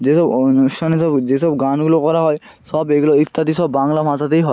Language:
Bangla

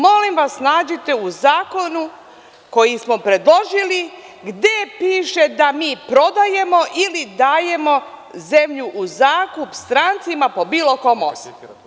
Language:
Serbian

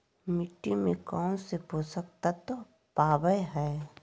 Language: Magahi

